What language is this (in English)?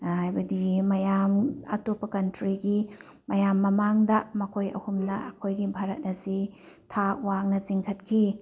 Manipuri